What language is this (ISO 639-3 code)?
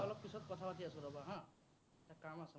asm